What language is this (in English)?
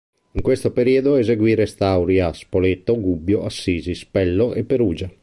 Italian